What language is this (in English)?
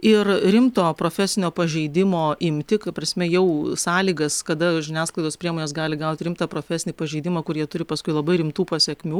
Lithuanian